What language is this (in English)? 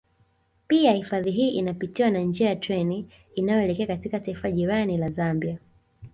Swahili